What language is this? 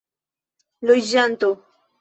Esperanto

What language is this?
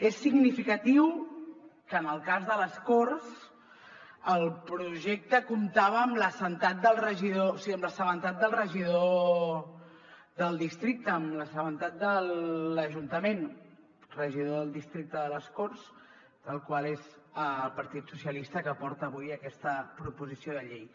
Catalan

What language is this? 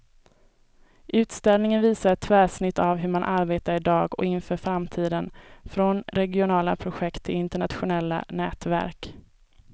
Swedish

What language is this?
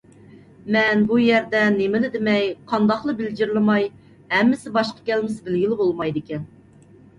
Uyghur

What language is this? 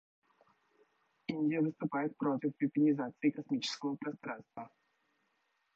Russian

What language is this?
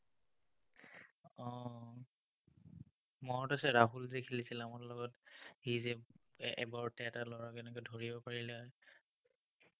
Assamese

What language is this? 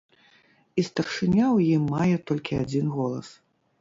Belarusian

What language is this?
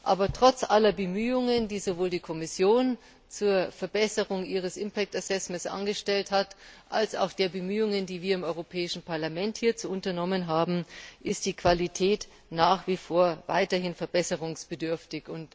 German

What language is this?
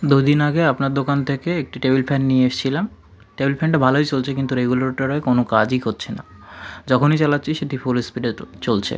Bangla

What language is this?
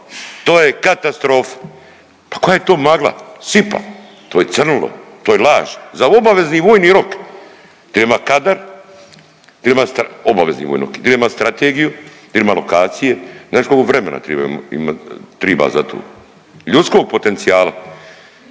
Croatian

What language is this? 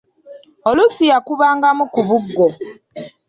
Ganda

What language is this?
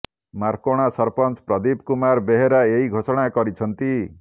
Odia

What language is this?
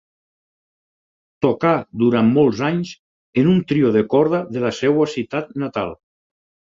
Catalan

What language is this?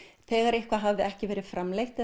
Icelandic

